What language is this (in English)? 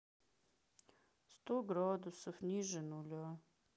Russian